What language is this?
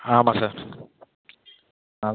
Tamil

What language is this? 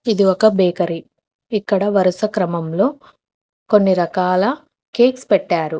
Telugu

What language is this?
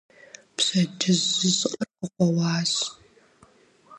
Kabardian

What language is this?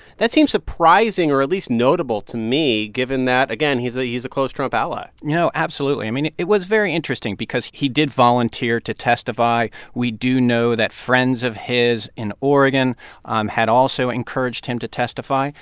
English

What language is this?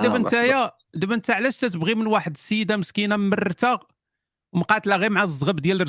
Arabic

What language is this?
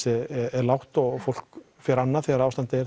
Icelandic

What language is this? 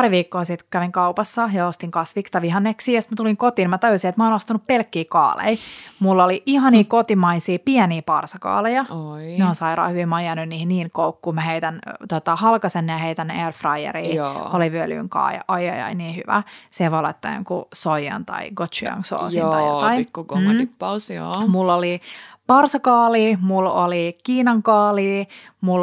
Finnish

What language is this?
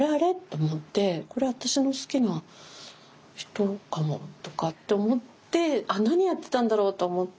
Japanese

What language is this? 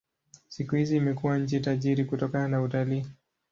Swahili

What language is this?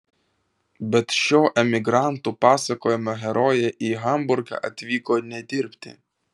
Lithuanian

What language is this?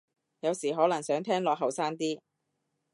Cantonese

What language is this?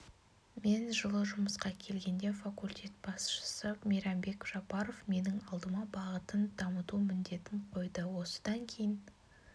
Kazakh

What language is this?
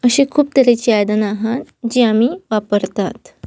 Konkani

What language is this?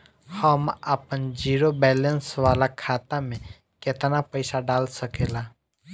Bhojpuri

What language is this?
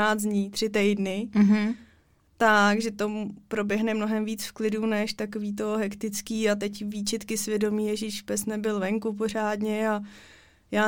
Czech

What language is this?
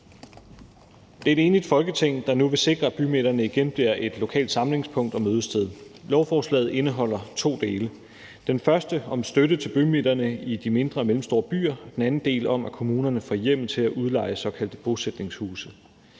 Danish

